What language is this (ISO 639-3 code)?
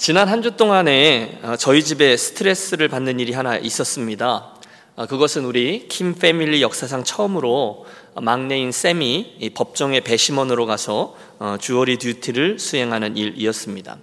kor